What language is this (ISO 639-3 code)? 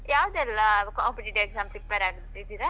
kan